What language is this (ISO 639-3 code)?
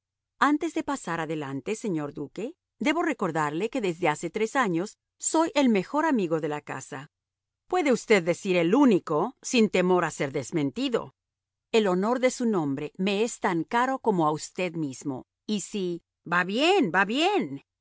spa